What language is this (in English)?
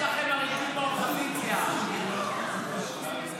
Hebrew